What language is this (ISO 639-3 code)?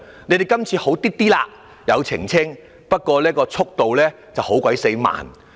yue